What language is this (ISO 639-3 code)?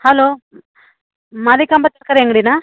kan